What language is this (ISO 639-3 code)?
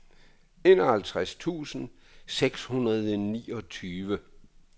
dan